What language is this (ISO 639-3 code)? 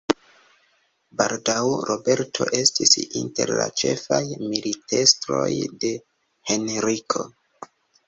epo